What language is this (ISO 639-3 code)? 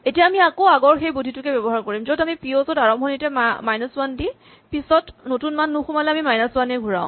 asm